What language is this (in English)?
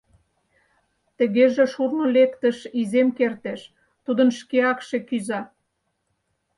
Mari